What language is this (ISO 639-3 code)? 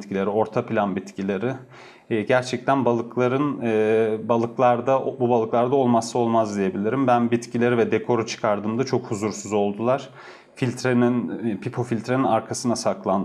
tur